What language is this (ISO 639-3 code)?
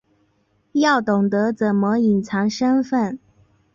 zho